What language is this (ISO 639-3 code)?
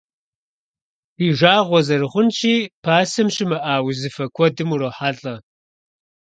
kbd